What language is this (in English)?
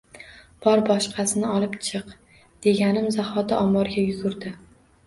Uzbek